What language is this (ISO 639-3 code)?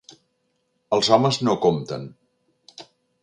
cat